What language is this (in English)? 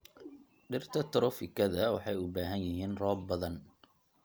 Somali